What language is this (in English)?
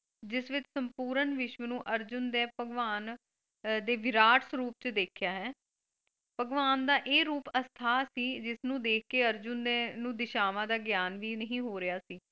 Punjabi